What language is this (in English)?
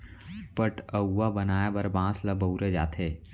Chhattisgarhi